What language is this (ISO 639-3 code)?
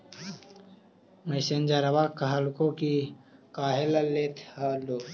mag